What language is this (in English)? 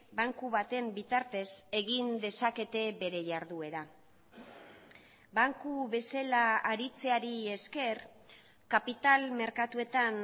Basque